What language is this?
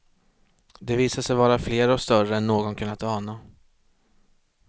Swedish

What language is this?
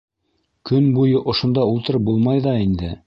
Bashkir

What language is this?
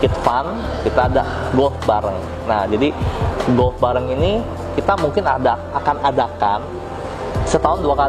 Indonesian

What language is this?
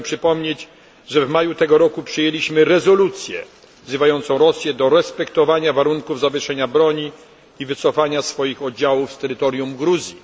Polish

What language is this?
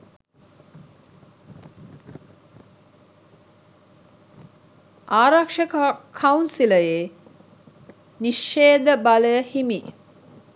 Sinhala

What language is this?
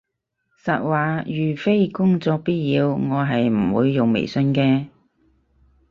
Cantonese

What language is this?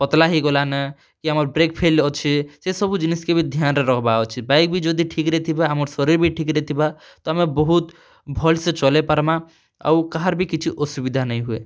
Odia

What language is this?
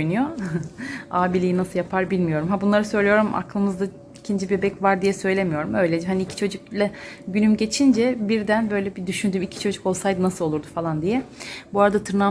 Turkish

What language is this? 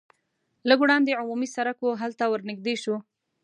Pashto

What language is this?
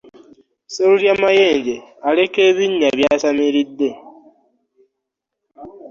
Ganda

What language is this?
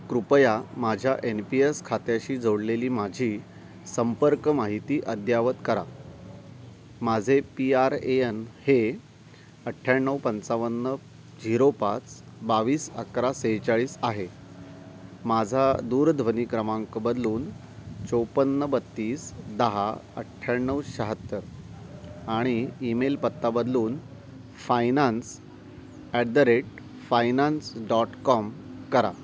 Marathi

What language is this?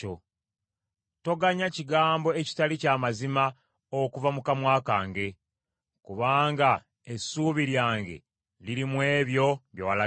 Ganda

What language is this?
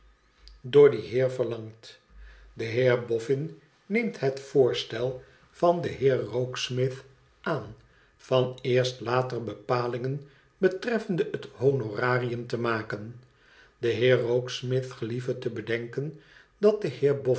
Dutch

